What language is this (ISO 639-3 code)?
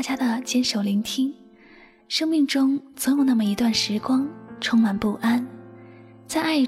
zho